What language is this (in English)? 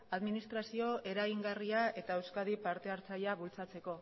Basque